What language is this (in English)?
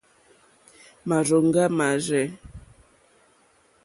Mokpwe